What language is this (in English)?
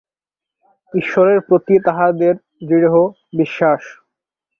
Bangla